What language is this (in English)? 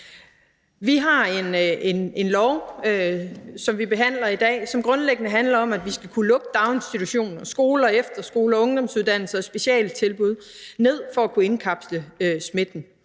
Danish